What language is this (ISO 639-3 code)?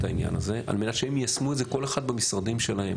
heb